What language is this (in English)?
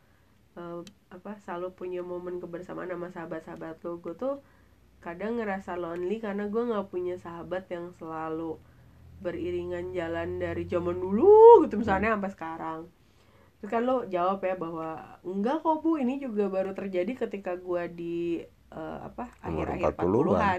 Indonesian